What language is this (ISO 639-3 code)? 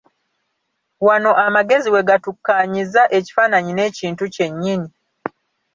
lug